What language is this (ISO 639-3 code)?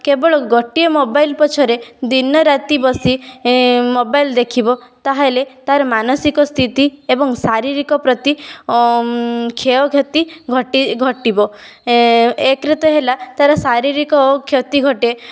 ori